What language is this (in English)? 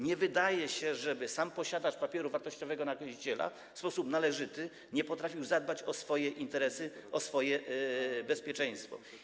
Polish